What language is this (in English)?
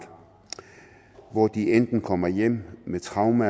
Danish